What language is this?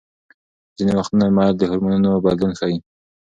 Pashto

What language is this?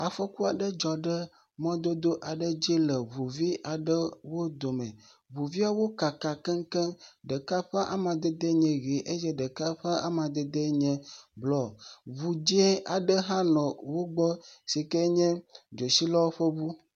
Ewe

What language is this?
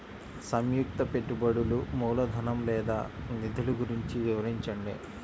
Telugu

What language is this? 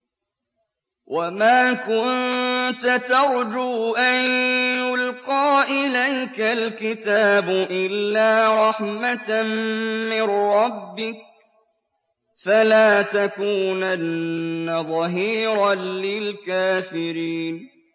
Arabic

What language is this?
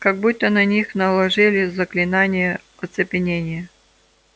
Russian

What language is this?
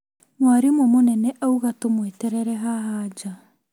Kikuyu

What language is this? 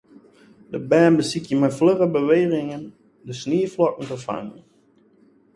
Western Frisian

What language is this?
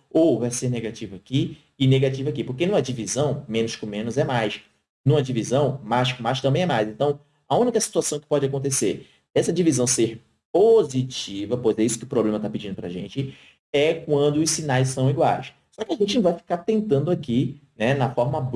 Portuguese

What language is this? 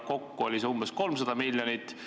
Estonian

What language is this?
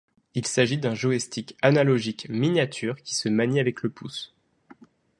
French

